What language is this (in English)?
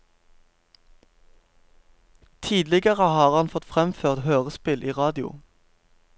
Norwegian